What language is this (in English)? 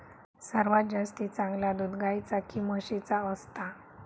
Marathi